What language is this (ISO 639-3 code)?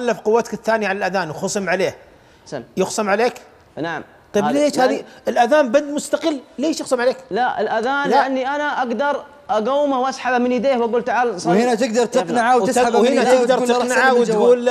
ara